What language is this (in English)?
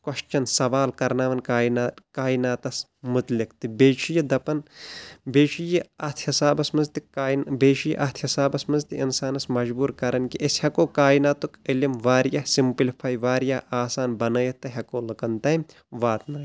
Kashmiri